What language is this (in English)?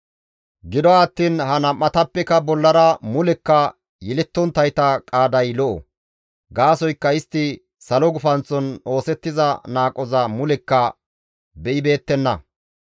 Gamo